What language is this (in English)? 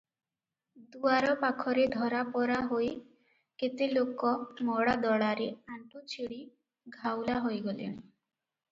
Odia